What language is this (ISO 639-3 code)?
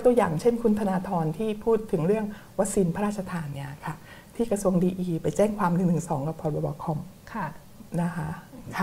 tha